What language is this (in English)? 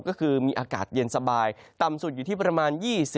Thai